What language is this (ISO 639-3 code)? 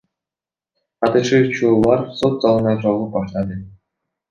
kir